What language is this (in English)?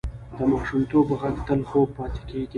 Pashto